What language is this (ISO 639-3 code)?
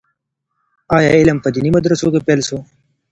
pus